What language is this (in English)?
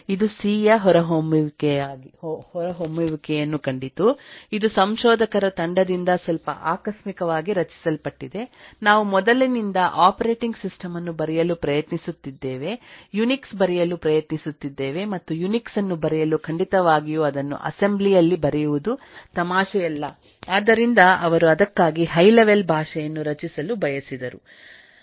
Kannada